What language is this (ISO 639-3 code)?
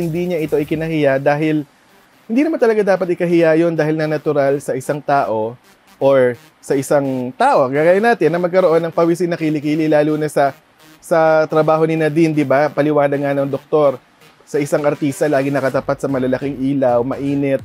fil